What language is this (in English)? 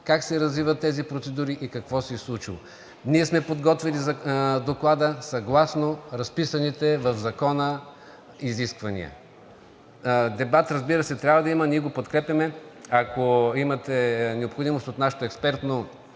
Bulgarian